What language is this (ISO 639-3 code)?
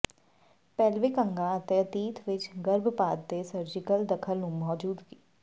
pan